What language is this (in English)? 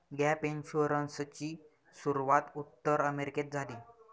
Marathi